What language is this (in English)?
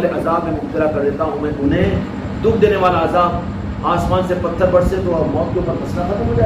Hindi